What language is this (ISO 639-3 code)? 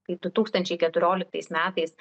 lit